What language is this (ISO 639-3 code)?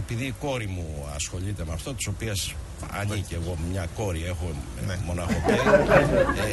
ell